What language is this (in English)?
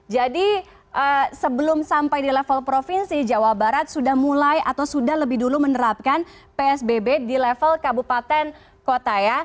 Indonesian